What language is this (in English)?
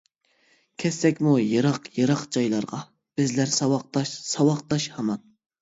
Uyghur